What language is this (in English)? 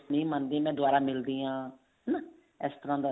Punjabi